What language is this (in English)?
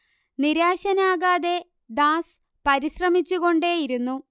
Malayalam